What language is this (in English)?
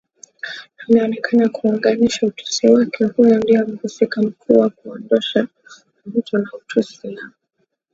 Swahili